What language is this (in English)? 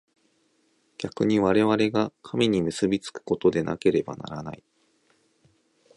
Japanese